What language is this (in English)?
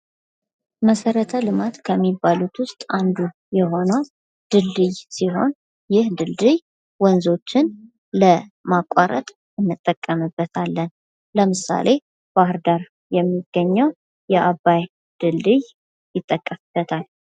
Amharic